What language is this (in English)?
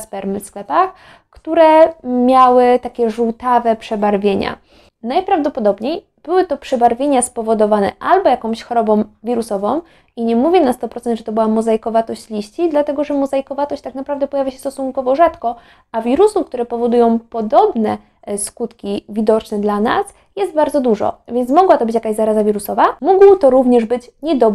Polish